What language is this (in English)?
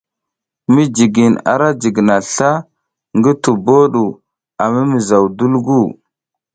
South Giziga